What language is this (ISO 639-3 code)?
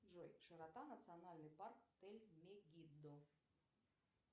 rus